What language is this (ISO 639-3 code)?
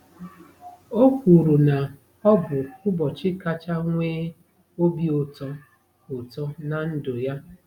ibo